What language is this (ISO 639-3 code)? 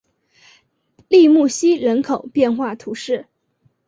zho